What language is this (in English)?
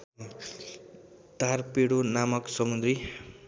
Nepali